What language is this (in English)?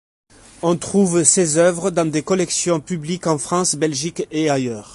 French